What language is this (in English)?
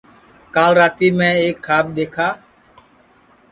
Sansi